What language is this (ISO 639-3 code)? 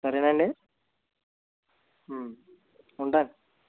tel